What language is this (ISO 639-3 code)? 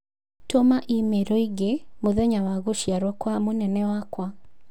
kik